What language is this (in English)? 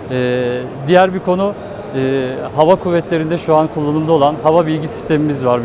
Turkish